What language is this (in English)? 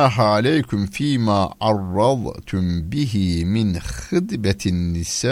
Turkish